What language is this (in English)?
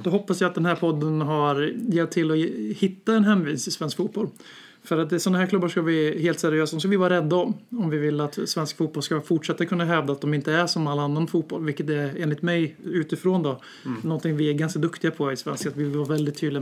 Swedish